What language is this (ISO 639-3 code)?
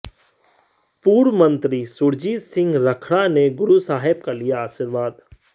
hin